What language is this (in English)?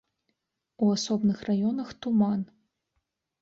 Belarusian